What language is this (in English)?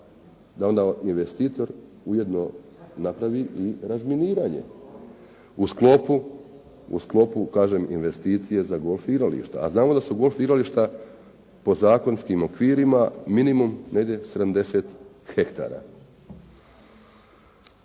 Croatian